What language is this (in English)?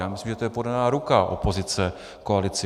Czech